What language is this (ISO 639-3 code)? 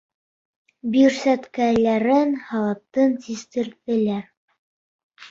bak